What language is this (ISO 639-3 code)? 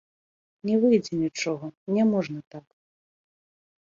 bel